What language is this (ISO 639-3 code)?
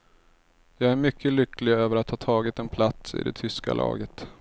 swe